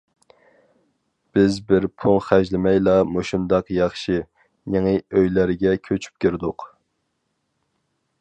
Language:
Uyghur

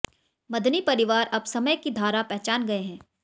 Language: Hindi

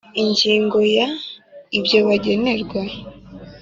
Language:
Kinyarwanda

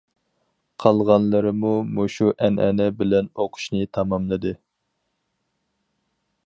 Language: Uyghur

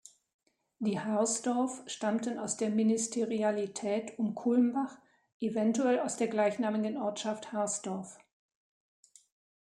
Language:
German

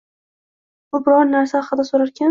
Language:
Uzbek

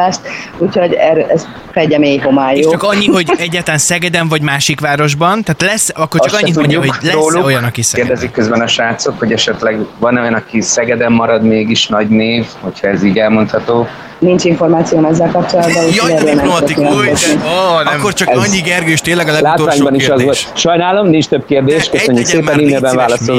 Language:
Hungarian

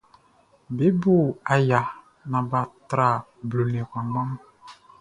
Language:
Baoulé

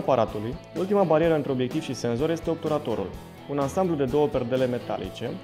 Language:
Romanian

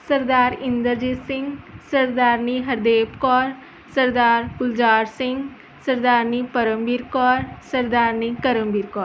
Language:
Punjabi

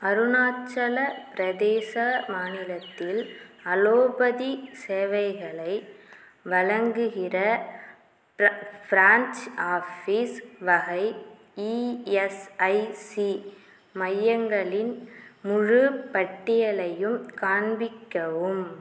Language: Tamil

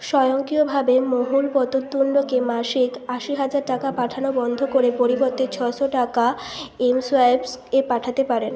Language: Bangla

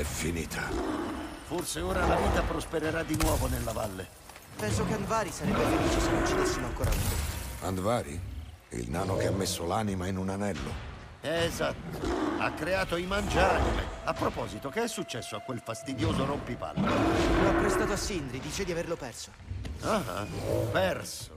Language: Italian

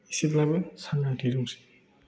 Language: Bodo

